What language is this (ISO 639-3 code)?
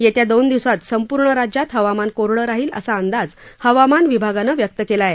mar